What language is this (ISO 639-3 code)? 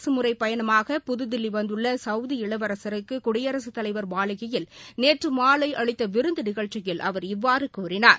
tam